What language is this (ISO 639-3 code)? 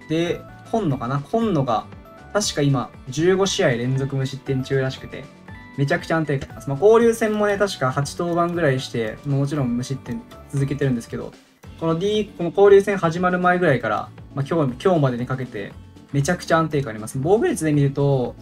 jpn